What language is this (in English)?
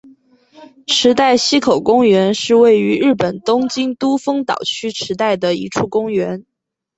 Chinese